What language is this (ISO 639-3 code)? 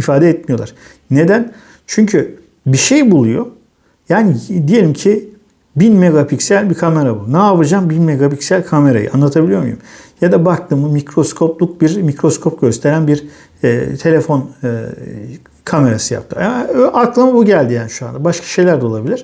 tur